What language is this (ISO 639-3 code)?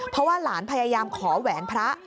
tha